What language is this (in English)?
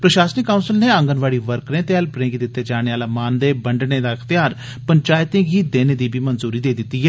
Dogri